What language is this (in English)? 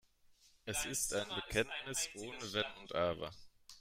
German